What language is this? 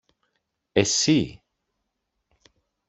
Greek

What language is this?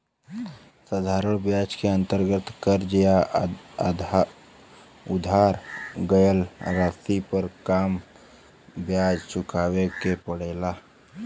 Bhojpuri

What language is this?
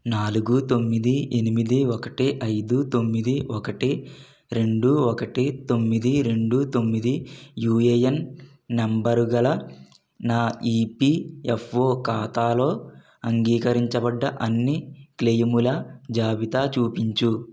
Telugu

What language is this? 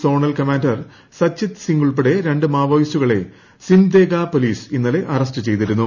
Malayalam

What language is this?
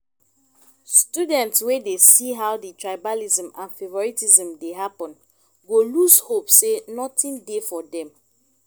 Nigerian Pidgin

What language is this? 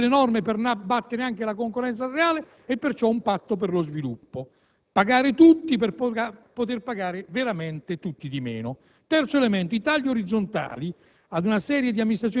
Italian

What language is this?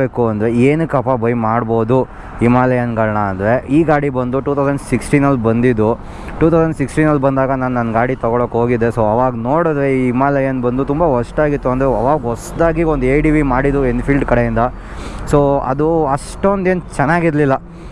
Japanese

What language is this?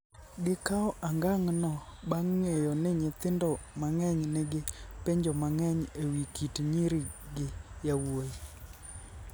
Luo (Kenya and Tanzania)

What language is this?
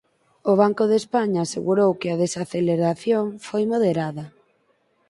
Galician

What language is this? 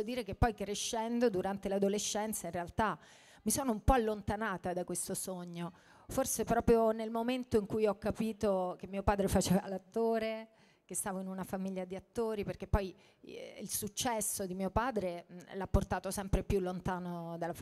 Italian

